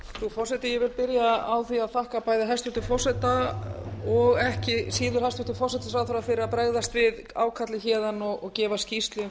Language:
Icelandic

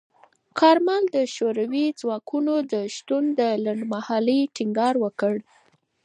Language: Pashto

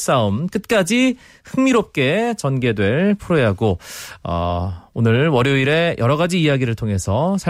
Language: Korean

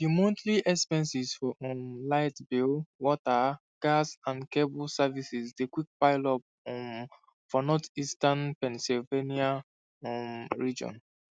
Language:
Nigerian Pidgin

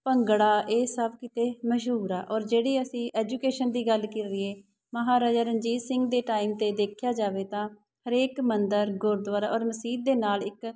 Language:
Punjabi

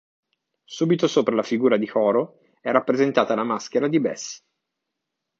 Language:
Italian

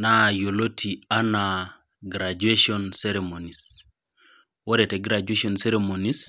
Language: Masai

